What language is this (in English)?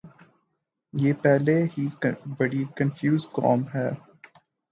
Urdu